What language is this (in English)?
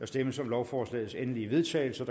Danish